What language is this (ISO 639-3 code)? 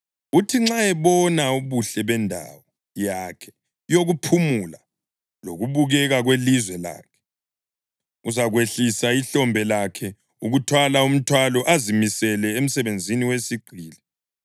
nde